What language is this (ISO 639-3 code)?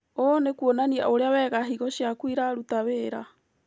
kik